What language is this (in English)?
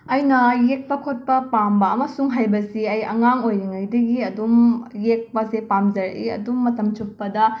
Manipuri